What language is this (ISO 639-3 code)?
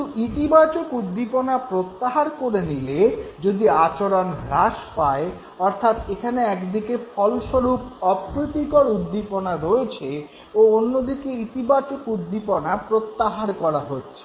ben